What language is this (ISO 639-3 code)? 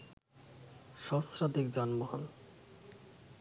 ben